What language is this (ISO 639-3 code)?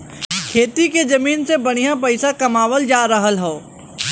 bho